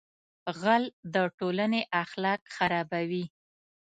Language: Pashto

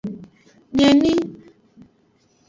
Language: Aja (Benin)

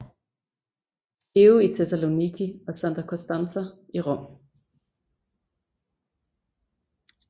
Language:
Danish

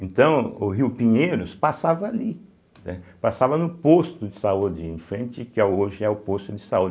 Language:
Portuguese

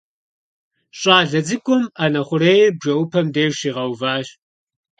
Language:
Kabardian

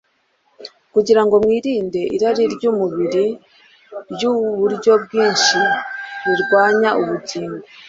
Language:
Kinyarwanda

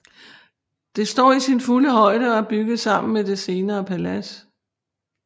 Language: Danish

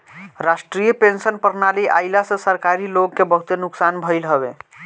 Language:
Bhojpuri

